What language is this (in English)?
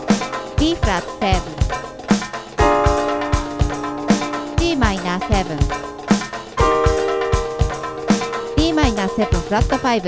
Japanese